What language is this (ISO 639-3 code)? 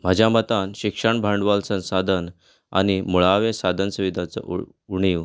kok